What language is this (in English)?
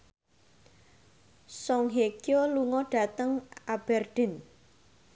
Javanese